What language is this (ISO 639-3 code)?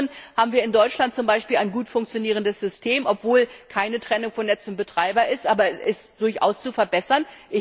deu